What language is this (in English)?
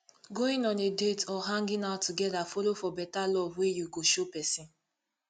Nigerian Pidgin